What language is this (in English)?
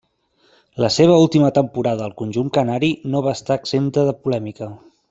Catalan